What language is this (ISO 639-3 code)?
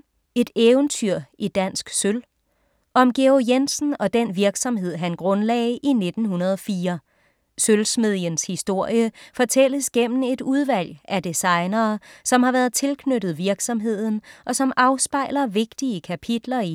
dan